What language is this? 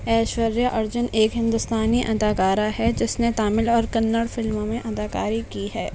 Urdu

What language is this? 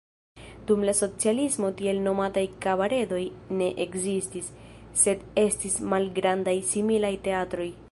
Esperanto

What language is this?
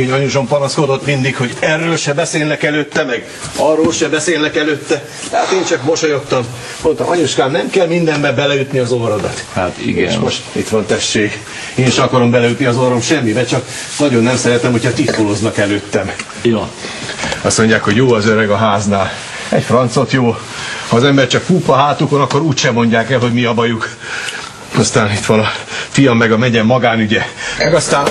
Hungarian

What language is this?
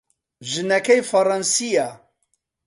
Central Kurdish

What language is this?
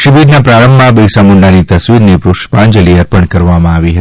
Gujarati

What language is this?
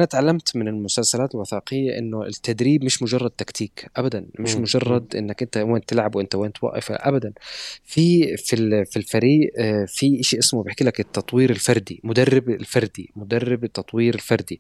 Arabic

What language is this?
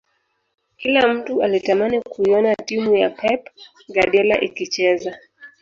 Swahili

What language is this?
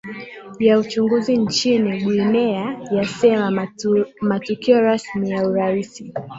Swahili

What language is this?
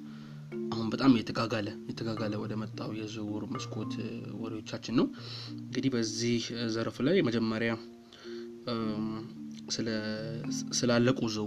Amharic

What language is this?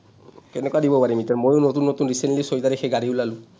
Assamese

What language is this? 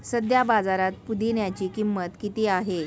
Marathi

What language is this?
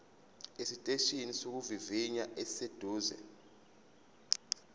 Zulu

